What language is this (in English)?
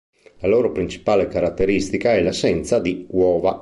Italian